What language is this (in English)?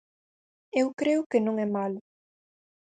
Galician